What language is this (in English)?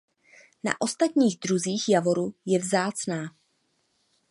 Czech